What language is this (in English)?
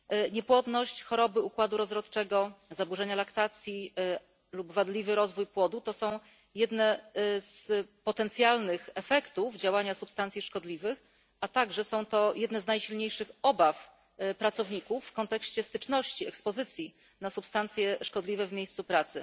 Polish